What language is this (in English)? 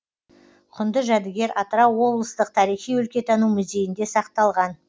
Kazakh